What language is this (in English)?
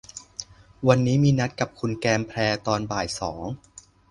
Thai